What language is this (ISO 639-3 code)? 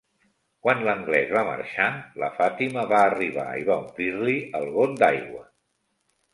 cat